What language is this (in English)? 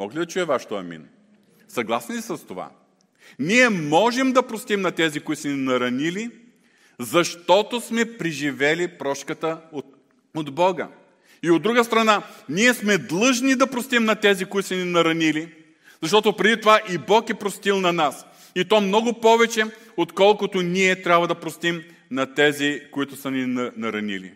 Bulgarian